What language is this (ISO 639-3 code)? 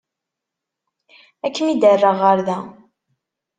kab